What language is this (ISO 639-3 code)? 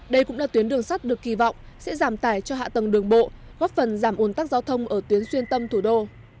vie